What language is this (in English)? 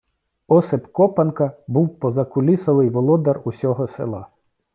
Ukrainian